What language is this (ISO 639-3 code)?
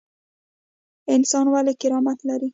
pus